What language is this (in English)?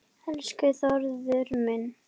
Icelandic